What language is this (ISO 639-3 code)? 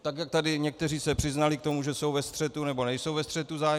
ces